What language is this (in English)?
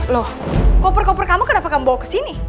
Indonesian